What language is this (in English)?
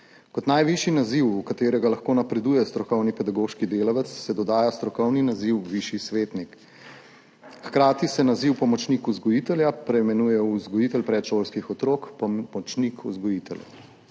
Slovenian